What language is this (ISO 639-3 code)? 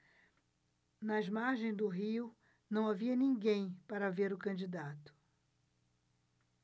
por